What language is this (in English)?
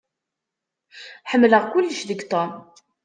Kabyle